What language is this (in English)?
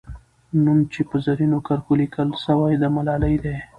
Pashto